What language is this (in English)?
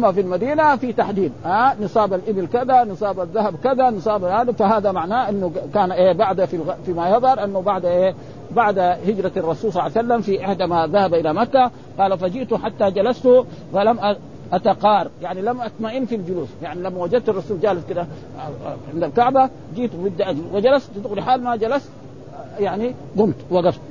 Arabic